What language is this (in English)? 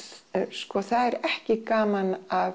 Icelandic